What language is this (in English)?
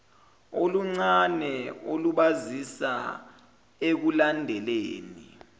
Zulu